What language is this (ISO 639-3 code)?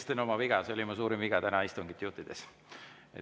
est